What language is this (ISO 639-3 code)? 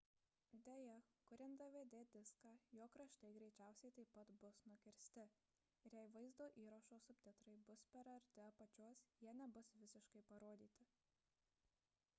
lit